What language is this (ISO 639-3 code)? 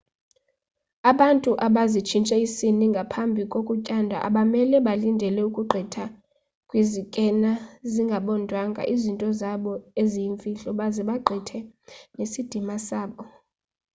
xho